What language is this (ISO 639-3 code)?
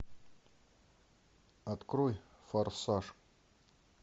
rus